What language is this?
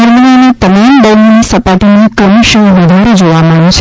Gujarati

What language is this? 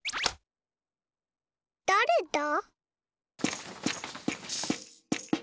Japanese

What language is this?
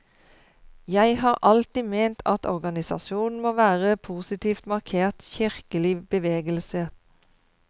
Norwegian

